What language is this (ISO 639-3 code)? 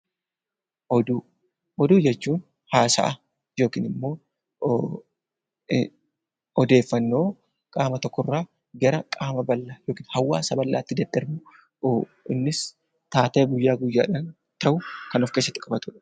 orm